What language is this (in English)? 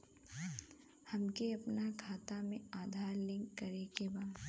Bhojpuri